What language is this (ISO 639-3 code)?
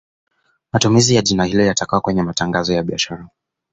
swa